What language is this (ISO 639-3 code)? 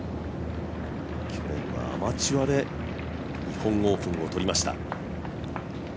jpn